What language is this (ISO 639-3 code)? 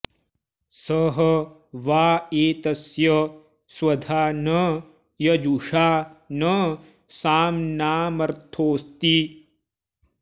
san